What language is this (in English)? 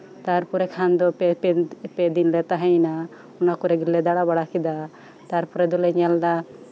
Santali